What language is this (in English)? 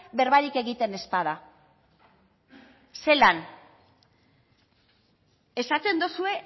Basque